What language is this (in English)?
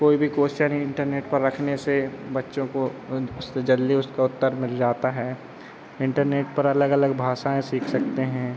Hindi